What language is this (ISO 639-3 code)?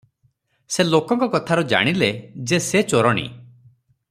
ori